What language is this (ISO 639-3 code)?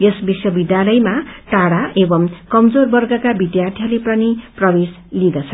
nep